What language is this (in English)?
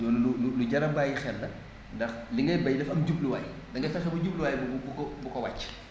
Wolof